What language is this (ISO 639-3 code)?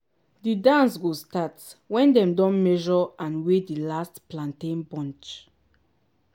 pcm